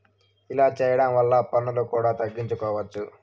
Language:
Telugu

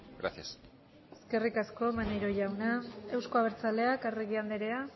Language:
Basque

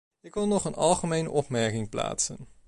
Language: Dutch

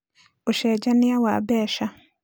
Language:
Kikuyu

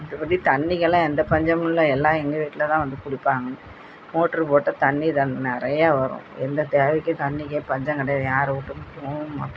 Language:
Tamil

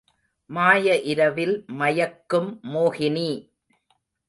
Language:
Tamil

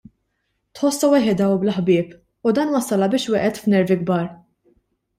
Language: Maltese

